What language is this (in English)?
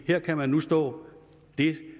Danish